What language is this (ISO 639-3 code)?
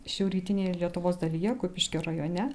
lit